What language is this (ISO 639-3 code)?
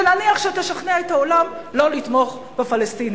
heb